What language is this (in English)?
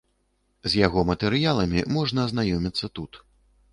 Belarusian